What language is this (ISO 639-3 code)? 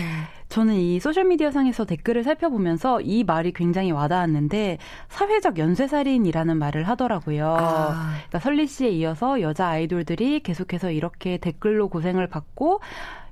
kor